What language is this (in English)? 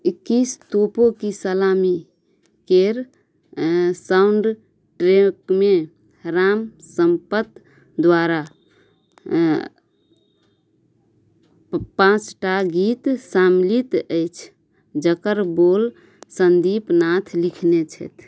Maithili